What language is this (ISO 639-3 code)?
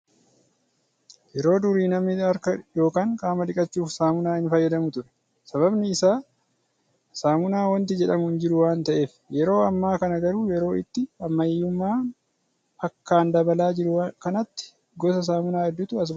orm